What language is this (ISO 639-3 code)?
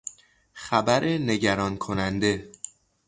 fas